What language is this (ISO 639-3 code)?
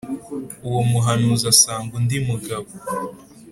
kin